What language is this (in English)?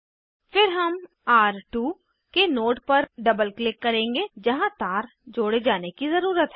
Hindi